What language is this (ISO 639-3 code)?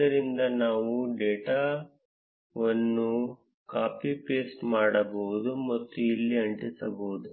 kan